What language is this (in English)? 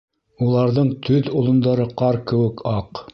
Bashkir